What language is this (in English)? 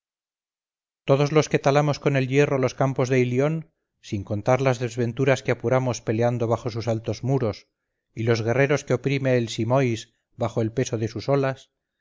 Spanish